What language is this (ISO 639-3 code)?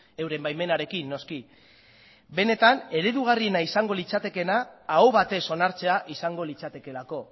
eus